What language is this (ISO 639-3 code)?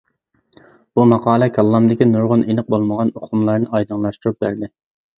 uig